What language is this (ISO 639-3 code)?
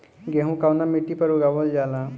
bho